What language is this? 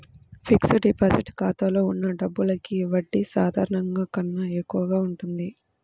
Telugu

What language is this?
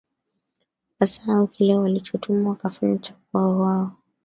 Swahili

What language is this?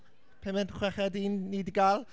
Welsh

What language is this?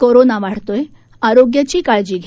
Marathi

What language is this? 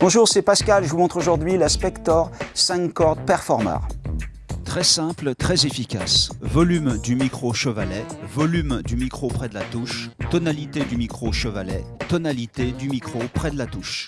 French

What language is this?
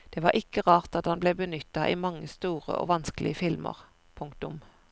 Norwegian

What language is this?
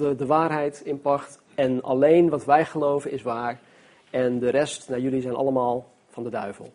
Dutch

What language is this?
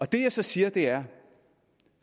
Danish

